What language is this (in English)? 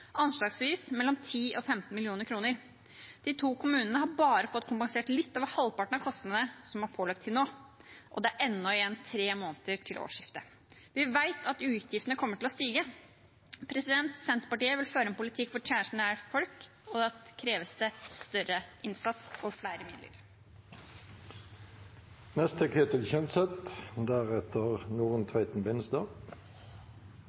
Norwegian Bokmål